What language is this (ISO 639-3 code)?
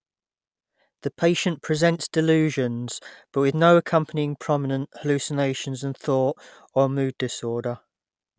eng